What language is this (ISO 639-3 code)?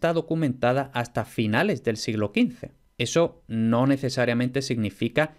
spa